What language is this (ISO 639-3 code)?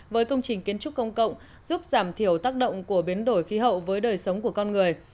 vie